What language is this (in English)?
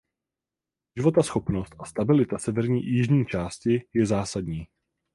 Czech